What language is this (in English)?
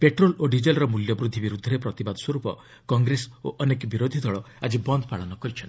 Odia